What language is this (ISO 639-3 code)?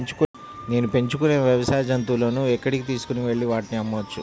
tel